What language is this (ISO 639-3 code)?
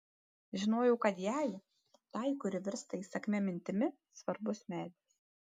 lit